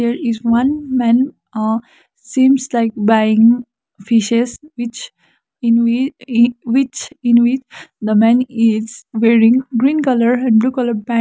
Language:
English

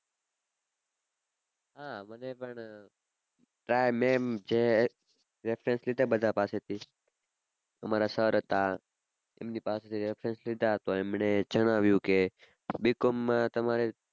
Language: Gujarati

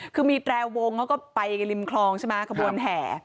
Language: Thai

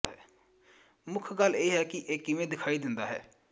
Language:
Punjabi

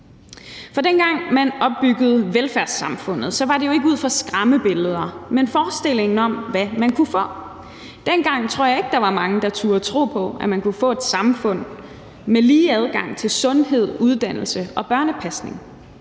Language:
Danish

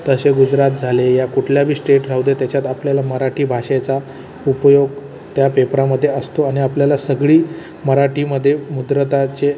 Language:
Marathi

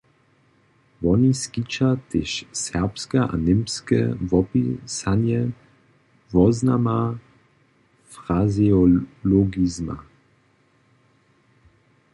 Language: Upper Sorbian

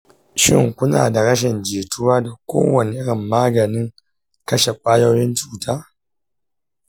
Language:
Hausa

